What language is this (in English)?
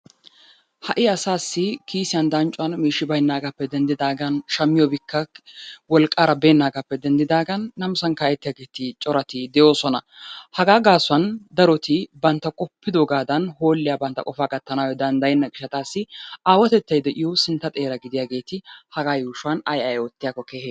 Wolaytta